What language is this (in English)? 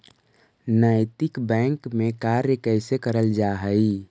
Magahi